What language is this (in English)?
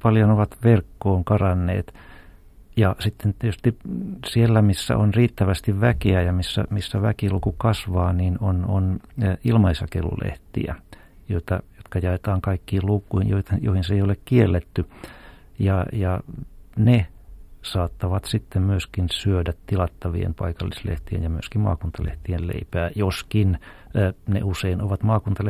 Finnish